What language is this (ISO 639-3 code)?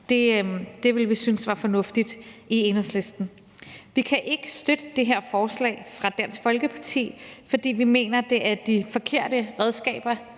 dan